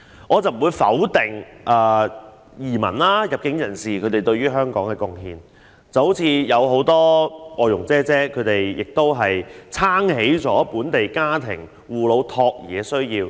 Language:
Cantonese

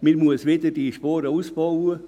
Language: Swiss German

